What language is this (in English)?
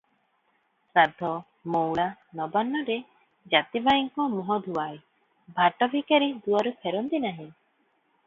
Odia